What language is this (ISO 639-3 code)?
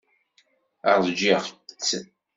kab